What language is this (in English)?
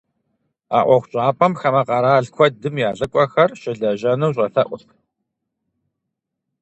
Kabardian